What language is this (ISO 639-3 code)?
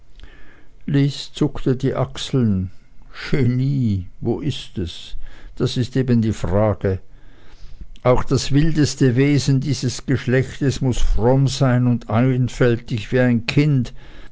deu